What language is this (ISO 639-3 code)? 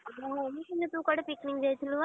ori